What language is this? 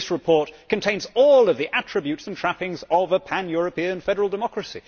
English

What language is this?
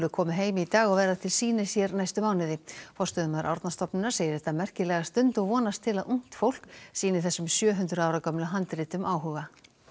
Icelandic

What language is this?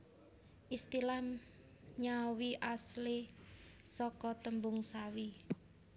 Javanese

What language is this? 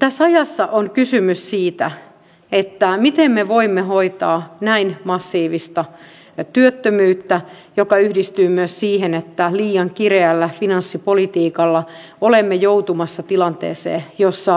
Finnish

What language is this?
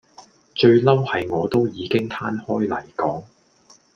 Cantonese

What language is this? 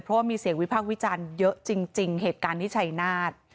Thai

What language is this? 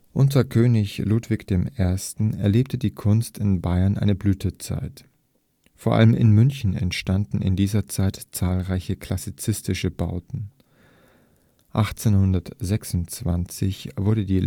German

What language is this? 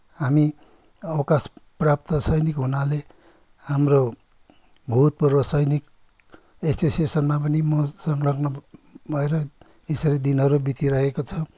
Nepali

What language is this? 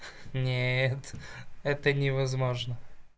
Russian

